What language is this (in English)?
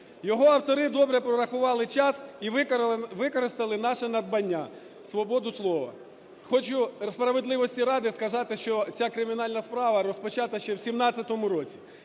Ukrainian